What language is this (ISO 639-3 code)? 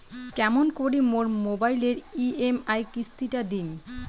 ben